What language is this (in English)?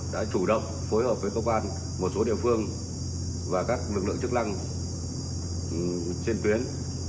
Vietnamese